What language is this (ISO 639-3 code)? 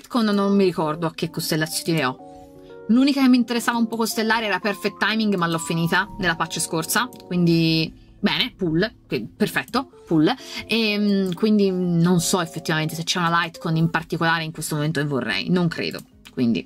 ita